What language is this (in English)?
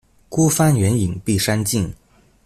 Chinese